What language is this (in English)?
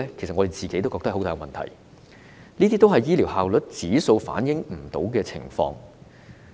Cantonese